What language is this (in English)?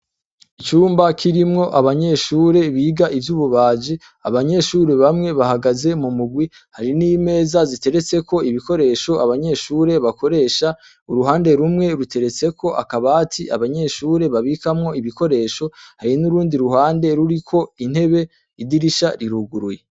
Rundi